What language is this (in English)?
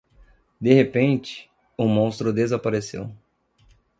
Portuguese